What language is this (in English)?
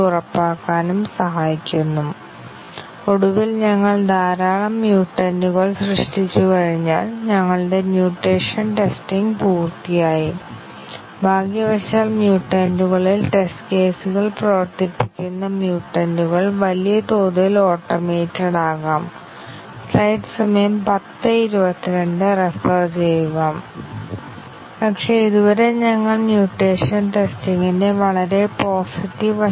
Malayalam